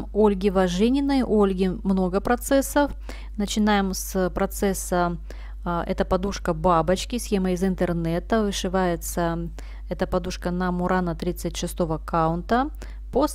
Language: Russian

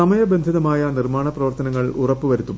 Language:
Malayalam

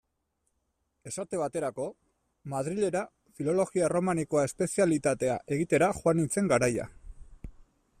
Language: Basque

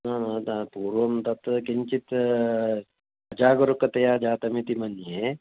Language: Sanskrit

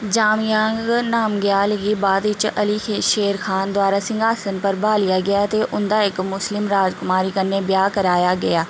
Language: Dogri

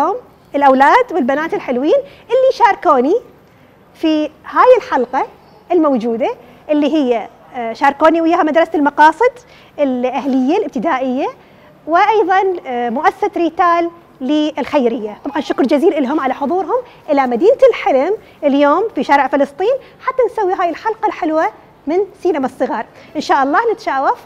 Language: Arabic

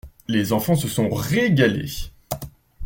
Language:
French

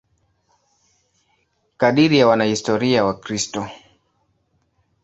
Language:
Swahili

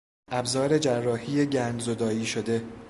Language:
Persian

